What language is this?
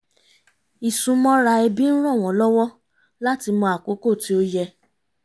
Yoruba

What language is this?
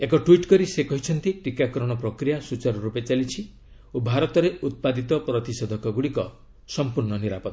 Odia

